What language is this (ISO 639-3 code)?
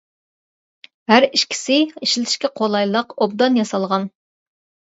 uig